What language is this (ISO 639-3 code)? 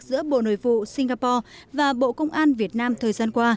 vie